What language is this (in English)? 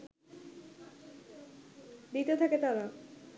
Bangla